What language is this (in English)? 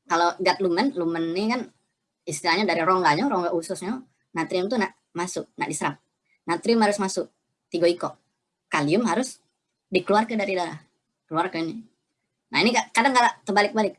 Indonesian